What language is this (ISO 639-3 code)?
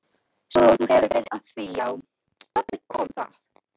isl